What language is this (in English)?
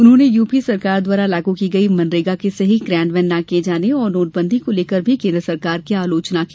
Hindi